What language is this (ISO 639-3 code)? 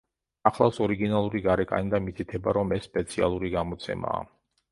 kat